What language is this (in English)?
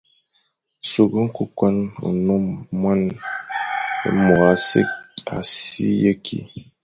Fang